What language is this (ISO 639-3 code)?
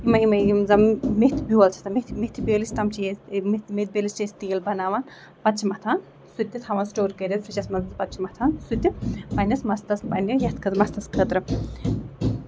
kas